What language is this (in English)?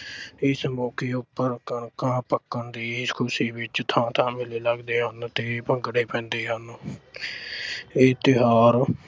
Punjabi